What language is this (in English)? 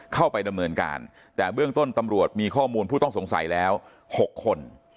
Thai